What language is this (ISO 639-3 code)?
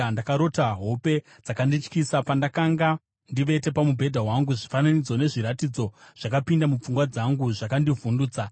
sna